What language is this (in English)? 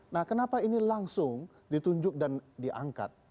Indonesian